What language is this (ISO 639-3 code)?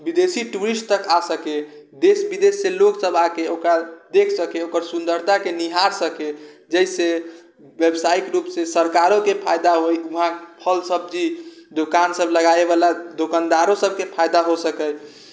mai